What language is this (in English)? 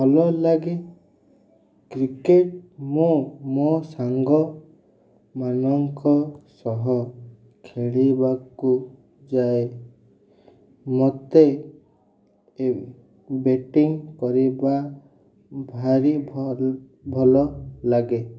Odia